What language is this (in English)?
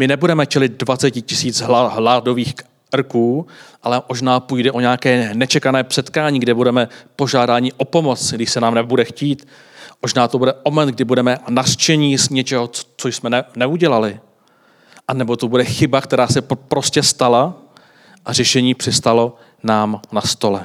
Czech